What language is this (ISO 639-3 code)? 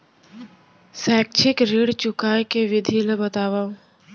hne